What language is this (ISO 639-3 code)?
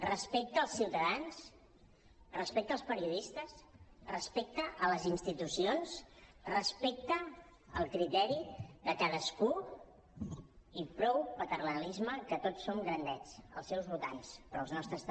cat